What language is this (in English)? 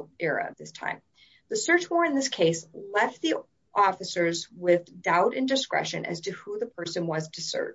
English